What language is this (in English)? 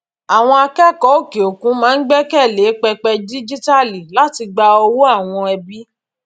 Yoruba